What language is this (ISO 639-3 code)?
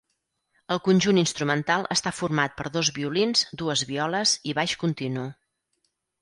cat